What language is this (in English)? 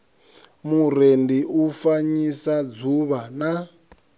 Venda